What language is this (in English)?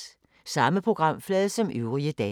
Danish